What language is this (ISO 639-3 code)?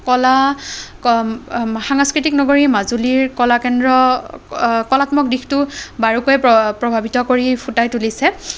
asm